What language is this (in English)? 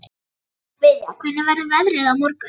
Icelandic